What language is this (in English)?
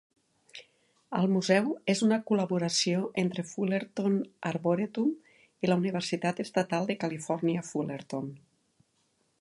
Catalan